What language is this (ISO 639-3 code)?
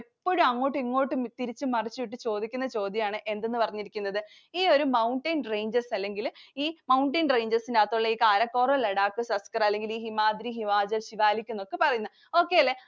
mal